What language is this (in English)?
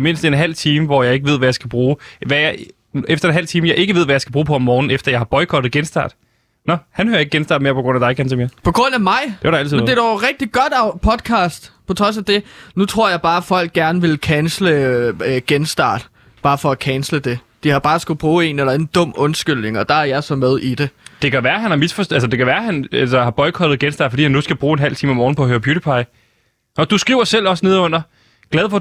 Danish